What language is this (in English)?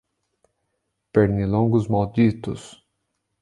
Portuguese